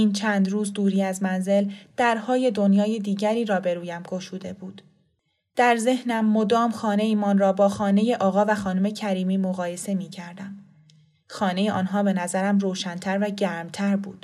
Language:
Persian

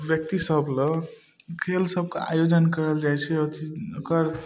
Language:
Maithili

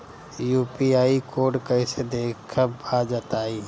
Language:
Bhojpuri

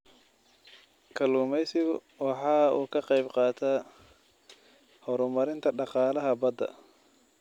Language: Somali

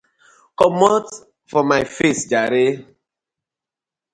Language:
Nigerian Pidgin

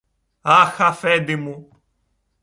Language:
Greek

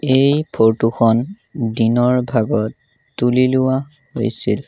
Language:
Assamese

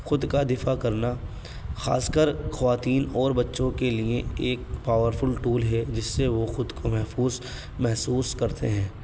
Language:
Urdu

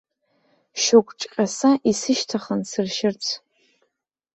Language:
Abkhazian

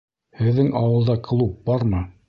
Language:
Bashkir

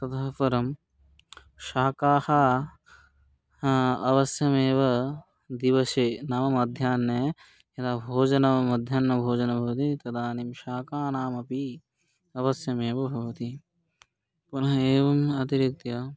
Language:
Sanskrit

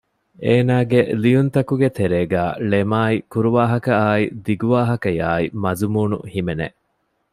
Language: Divehi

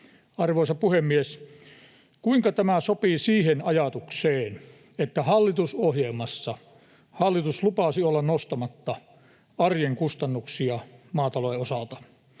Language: Finnish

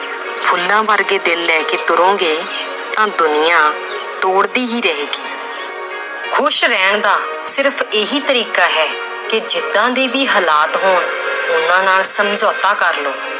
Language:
Punjabi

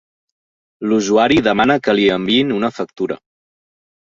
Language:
Catalan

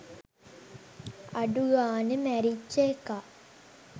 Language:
Sinhala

